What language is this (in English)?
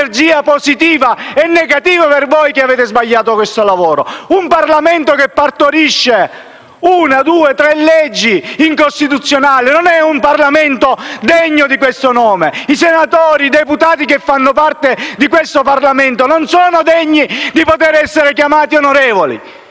Italian